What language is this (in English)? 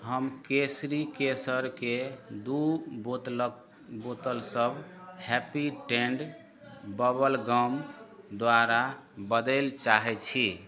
Maithili